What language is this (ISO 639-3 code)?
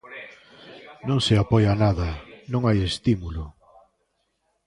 glg